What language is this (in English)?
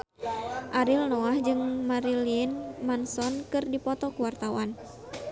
Sundanese